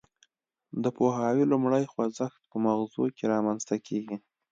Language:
Pashto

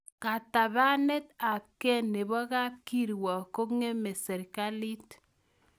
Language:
Kalenjin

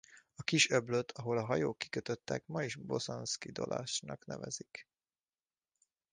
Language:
Hungarian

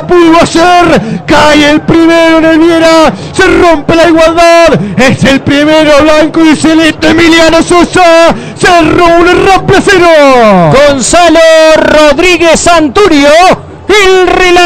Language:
Spanish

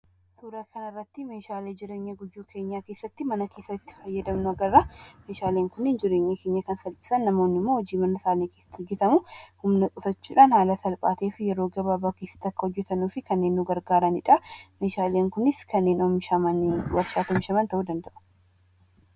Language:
Oromo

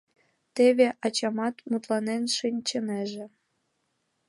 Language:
Mari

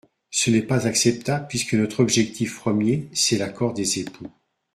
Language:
French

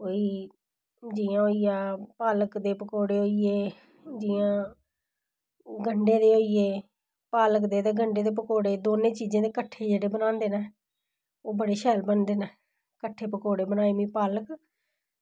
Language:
Dogri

